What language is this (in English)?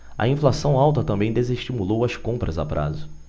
Portuguese